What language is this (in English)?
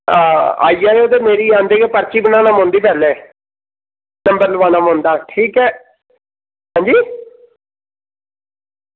Dogri